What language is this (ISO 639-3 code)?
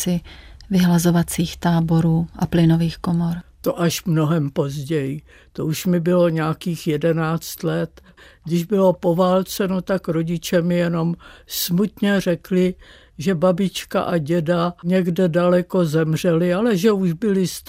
ces